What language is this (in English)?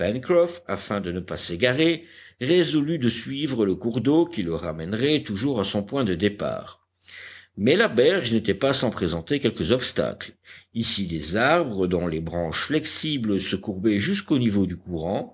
French